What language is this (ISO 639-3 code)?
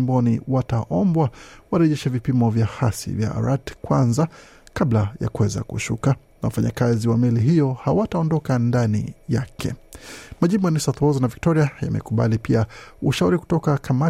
swa